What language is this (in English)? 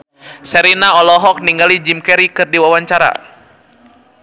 Sundanese